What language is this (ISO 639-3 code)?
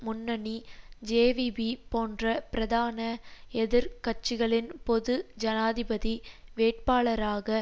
tam